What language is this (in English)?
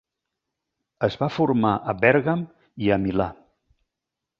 Catalan